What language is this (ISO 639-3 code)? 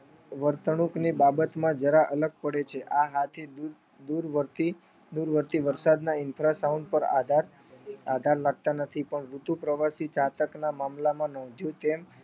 guj